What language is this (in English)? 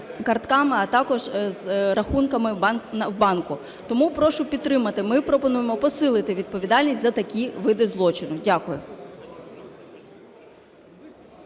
Ukrainian